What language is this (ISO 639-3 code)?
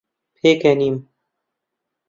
ckb